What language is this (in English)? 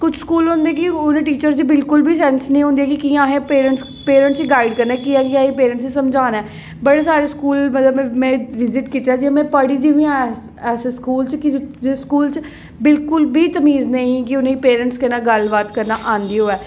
Dogri